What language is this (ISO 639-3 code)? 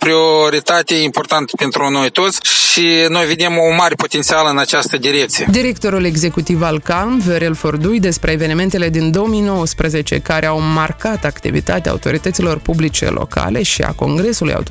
ron